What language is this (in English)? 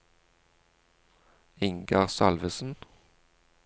Norwegian